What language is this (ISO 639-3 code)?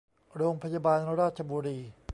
tha